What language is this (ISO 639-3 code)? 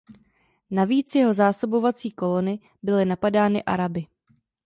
ces